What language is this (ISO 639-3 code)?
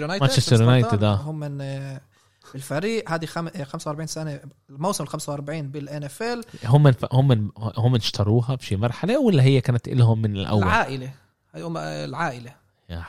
ara